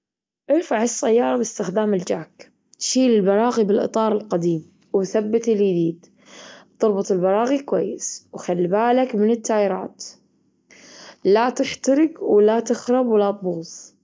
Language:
Gulf Arabic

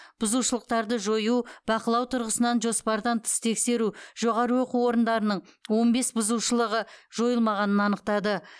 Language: Kazakh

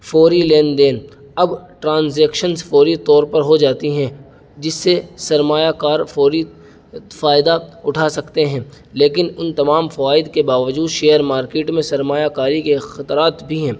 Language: Urdu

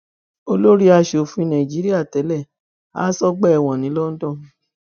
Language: Yoruba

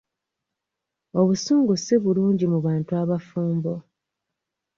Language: Ganda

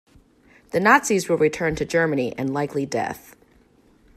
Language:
English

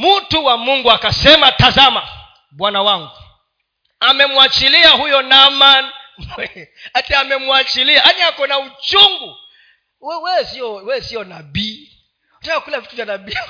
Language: Swahili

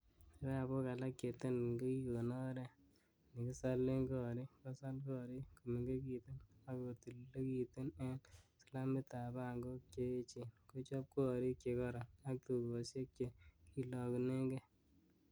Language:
Kalenjin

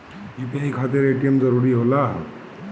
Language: Bhojpuri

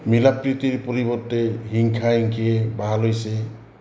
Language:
Assamese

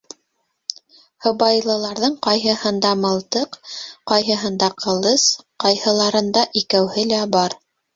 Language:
Bashkir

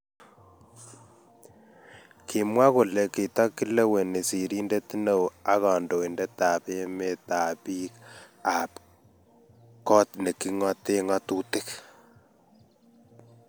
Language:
Kalenjin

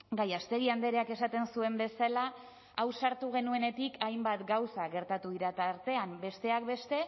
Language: Basque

